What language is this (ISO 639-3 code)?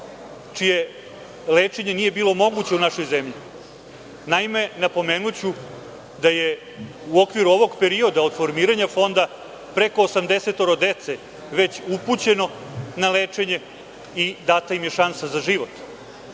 srp